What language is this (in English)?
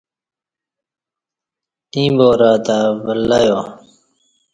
Kati